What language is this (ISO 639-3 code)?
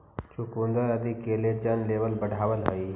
mag